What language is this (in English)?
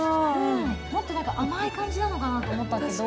Japanese